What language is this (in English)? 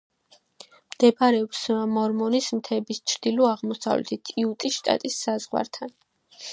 Georgian